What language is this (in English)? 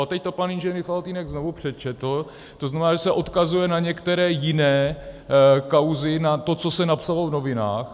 Czech